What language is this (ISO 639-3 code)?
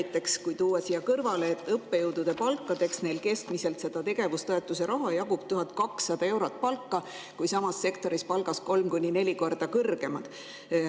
est